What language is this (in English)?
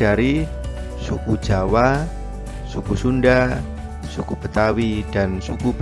Indonesian